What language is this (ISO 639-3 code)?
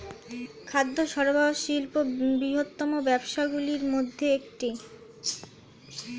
ben